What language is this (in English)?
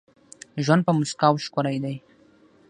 Pashto